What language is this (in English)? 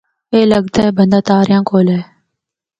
Northern Hindko